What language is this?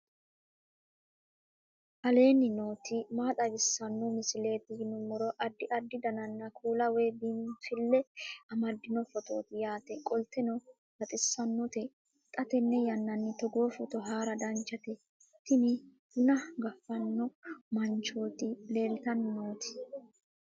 Sidamo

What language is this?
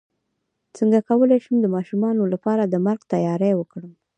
Pashto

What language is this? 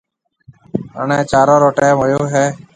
Marwari (Pakistan)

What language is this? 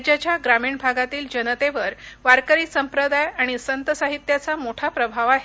Marathi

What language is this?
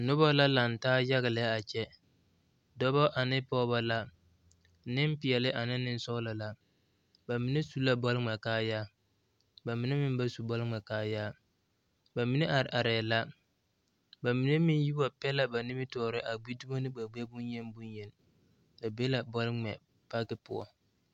Southern Dagaare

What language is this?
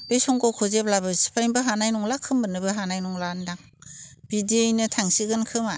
Bodo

